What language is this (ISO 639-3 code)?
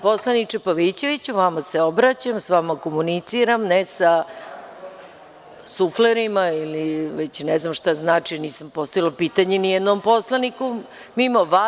srp